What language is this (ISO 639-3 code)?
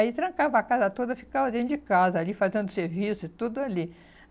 por